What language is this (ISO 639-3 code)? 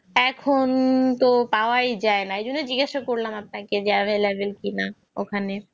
ben